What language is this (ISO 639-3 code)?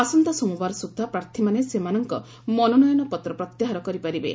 ori